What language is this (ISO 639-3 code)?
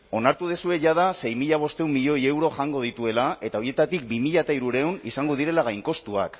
eus